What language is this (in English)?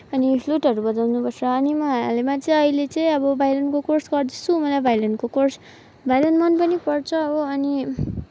Nepali